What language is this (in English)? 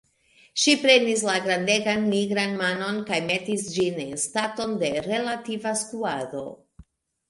Esperanto